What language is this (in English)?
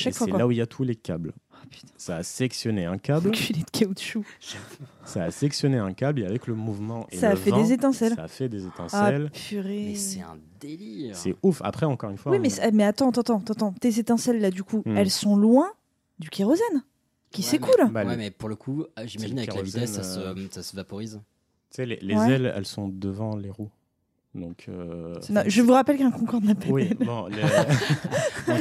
French